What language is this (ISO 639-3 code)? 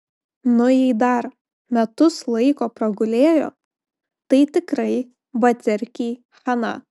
lit